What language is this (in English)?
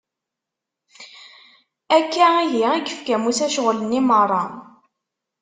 Kabyle